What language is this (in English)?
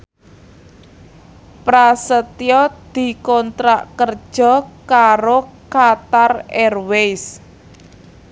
Javanese